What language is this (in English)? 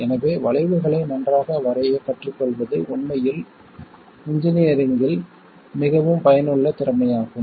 Tamil